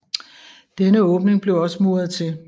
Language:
Danish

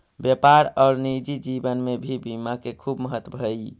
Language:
Magahi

